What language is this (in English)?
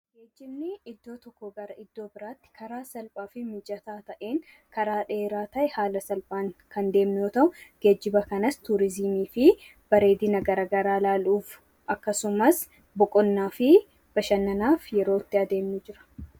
Oromo